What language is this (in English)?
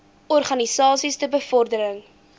Afrikaans